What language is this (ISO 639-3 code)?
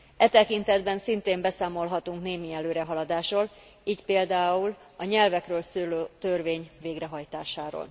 hun